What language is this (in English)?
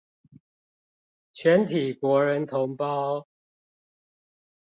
Chinese